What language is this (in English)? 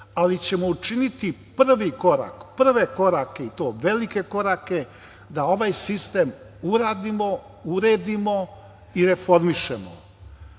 Serbian